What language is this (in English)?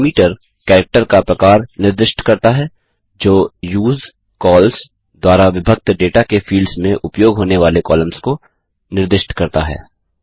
Hindi